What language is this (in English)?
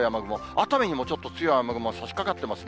Japanese